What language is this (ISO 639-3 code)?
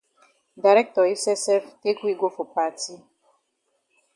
wes